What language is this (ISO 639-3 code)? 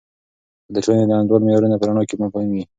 pus